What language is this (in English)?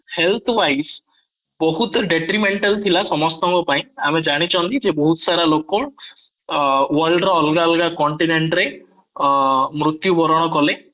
Odia